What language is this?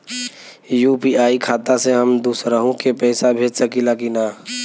Bhojpuri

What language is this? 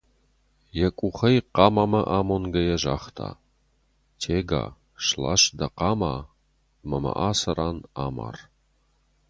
Ossetic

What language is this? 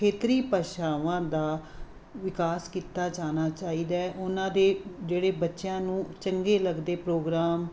Punjabi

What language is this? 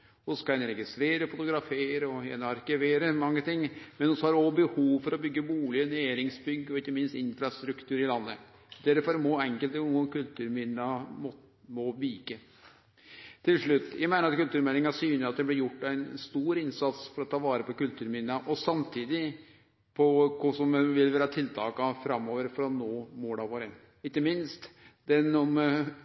Norwegian Nynorsk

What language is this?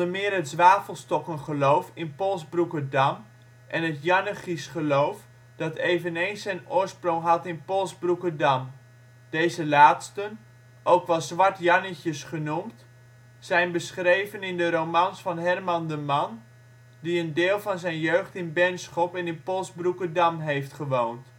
Dutch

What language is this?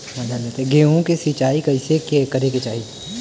Bhojpuri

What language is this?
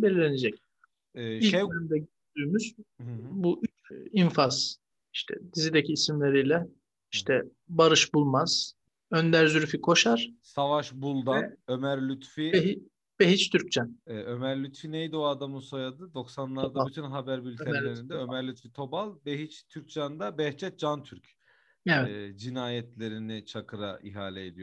Turkish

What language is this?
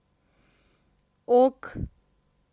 Russian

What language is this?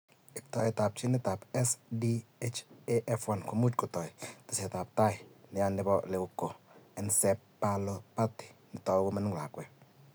Kalenjin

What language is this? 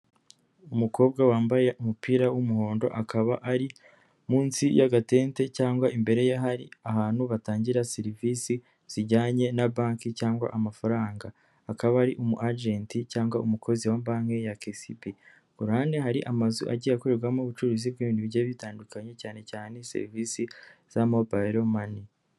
Kinyarwanda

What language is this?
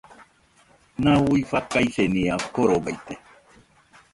Nüpode Huitoto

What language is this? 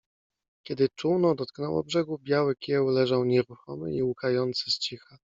Polish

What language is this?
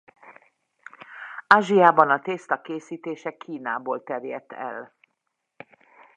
Hungarian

